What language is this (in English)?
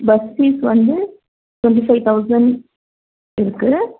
Tamil